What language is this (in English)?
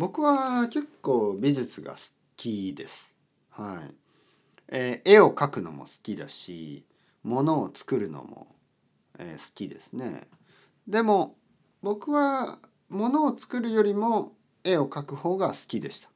Japanese